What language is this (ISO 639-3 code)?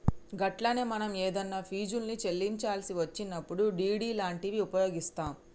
tel